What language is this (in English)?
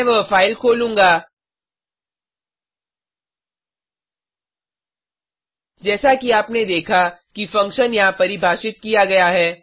Hindi